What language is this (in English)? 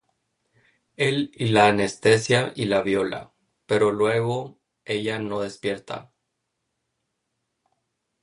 Spanish